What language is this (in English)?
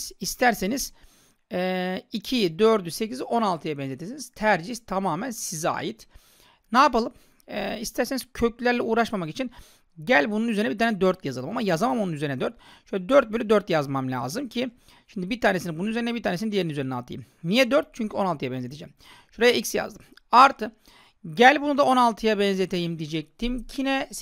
Turkish